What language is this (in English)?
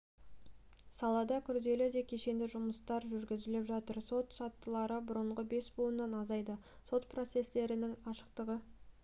Kazakh